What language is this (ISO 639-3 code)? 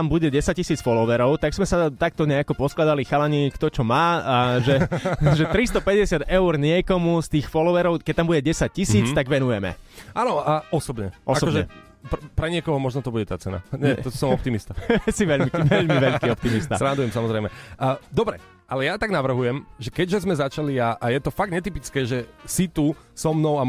slk